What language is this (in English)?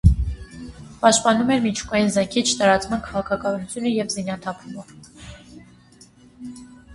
Armenian